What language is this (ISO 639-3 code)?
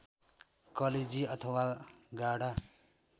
nep